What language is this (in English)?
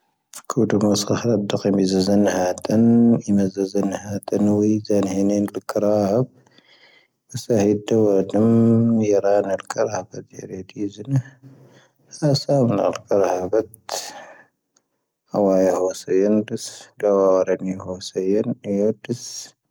Tahaggart Tamahaq